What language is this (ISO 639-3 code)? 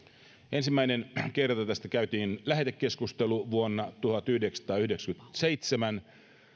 fin